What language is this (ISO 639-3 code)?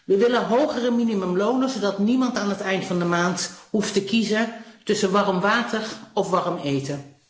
nld